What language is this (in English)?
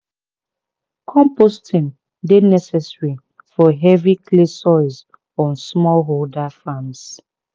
Nigerian Pidgin